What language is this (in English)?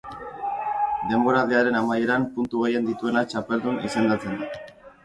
Basque